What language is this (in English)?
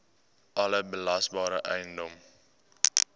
Afrikaans